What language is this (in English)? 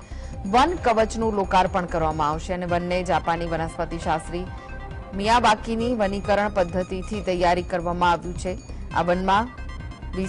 Hindi